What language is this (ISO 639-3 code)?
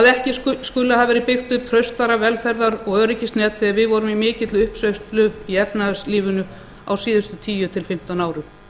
isl